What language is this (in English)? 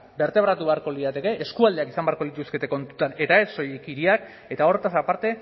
Basque